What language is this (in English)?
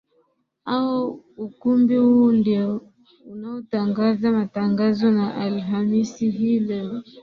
Swahili